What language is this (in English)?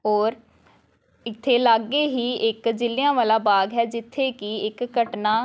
Punjabi